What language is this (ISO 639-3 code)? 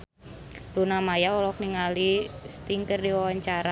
sun